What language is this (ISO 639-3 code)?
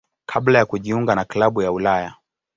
swa